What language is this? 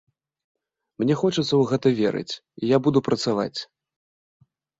Belarusian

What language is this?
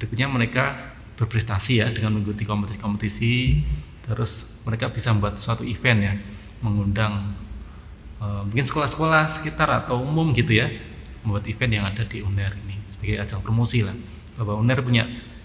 Indonesian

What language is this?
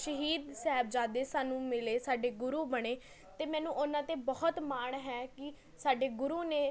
Punjabi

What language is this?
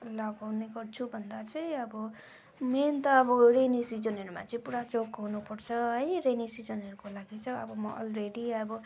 Nepali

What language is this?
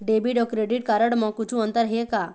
Chhattisgarhi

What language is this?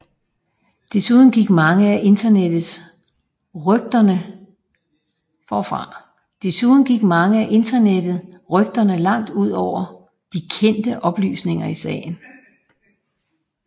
Danish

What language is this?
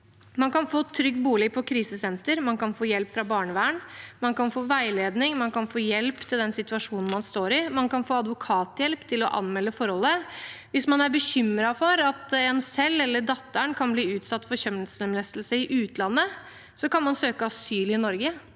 Norwegian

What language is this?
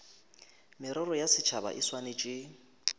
Northern Sotho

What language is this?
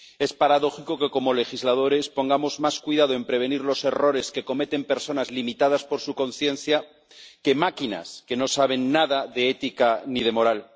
Spanish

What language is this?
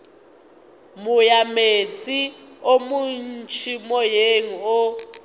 Northern Sotho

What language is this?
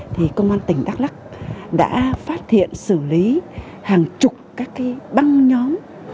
Vietnamese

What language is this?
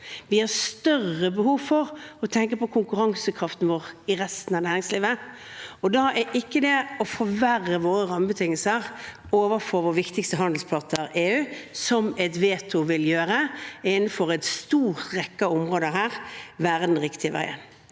Norwegian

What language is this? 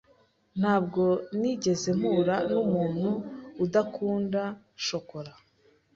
Kinyarwanda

